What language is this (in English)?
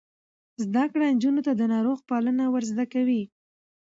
Pashto